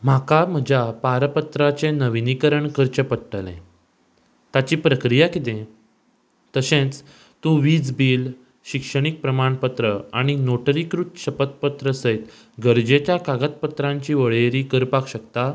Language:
Konkani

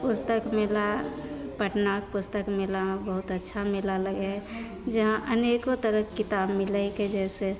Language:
Maithili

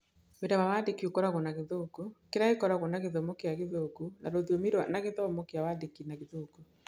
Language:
Kikuyu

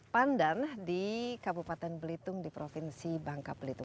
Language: Indonesian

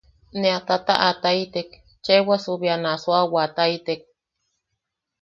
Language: Yaqui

